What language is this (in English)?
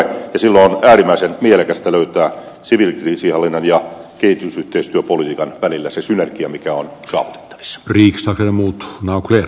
Finnish